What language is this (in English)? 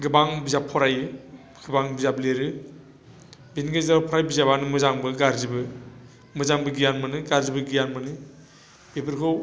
Bodo